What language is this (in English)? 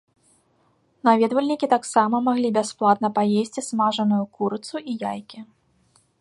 Belarusian